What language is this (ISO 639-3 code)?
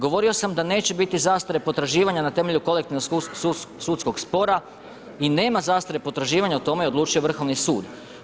hrv